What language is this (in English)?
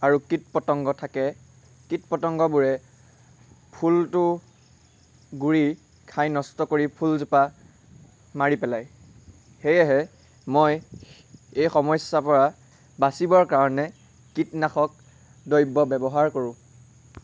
Assamese